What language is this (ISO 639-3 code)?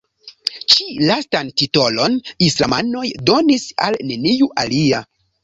epo